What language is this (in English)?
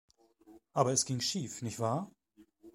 German